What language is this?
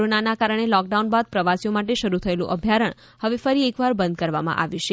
Gujarati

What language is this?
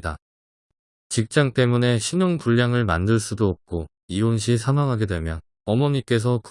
Korean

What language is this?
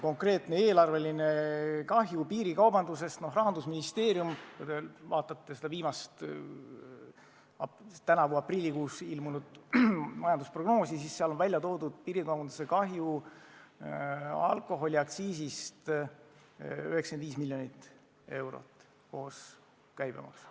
Estonian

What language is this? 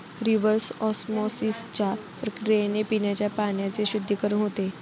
Marathi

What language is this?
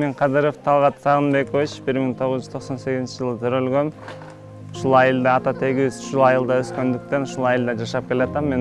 Turkish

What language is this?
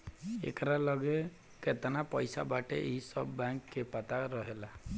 Bhojpuri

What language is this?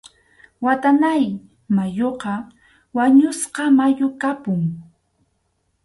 Arequipa-La Unión Quechua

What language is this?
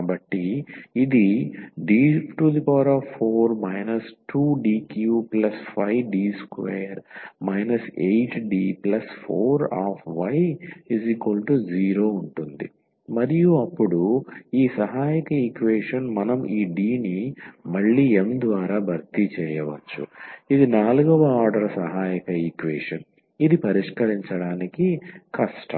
Telugu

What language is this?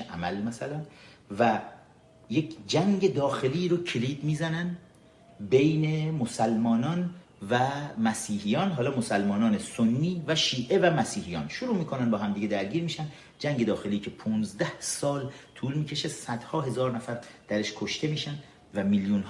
Persian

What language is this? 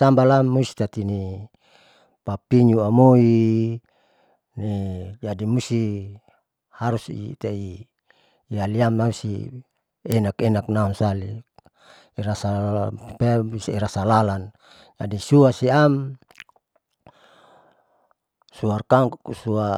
Saleman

